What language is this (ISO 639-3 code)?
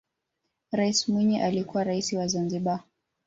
swa